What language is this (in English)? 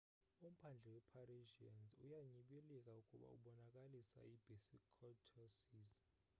Xhosa